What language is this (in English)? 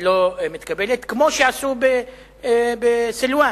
Hebrew